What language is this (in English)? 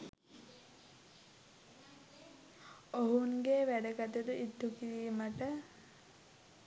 Sinhala